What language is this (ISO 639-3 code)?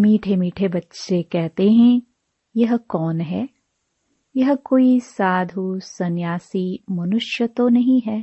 hin